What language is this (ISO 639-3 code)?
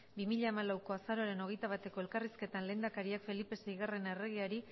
eus